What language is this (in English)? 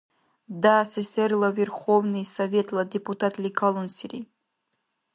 Dargwa